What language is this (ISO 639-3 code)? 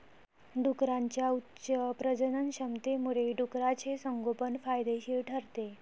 mar